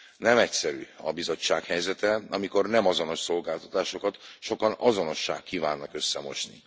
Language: Hungarian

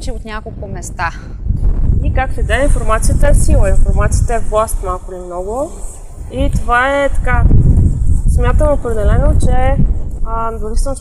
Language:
Bulgarian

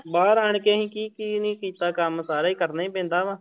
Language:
Punjabi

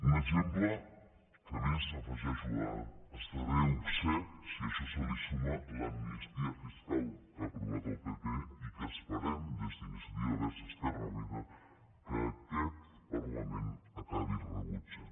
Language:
Catalan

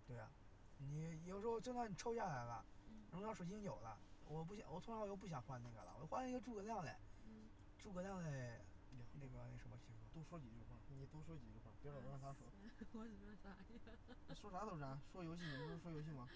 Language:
Chinese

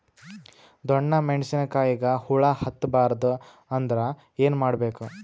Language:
Kannada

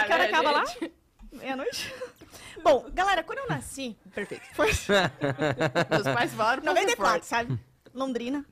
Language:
Portuguese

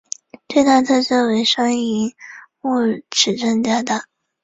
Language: Chinese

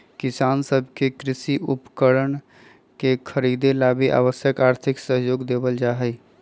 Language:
Magahi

